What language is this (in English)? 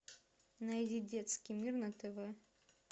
Russian